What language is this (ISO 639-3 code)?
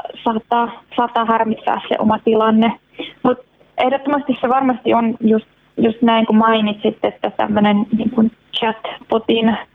fin